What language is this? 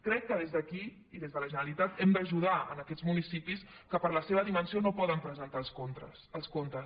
Catalan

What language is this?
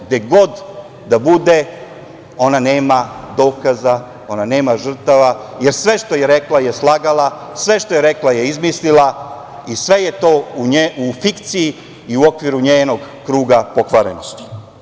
Serbian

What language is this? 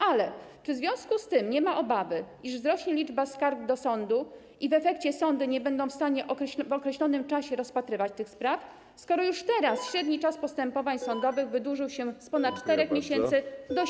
Polish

